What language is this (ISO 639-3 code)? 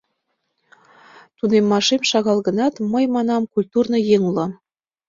chm